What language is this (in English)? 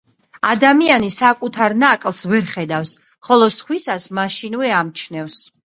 Georgian